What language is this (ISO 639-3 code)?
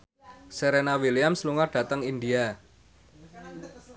jav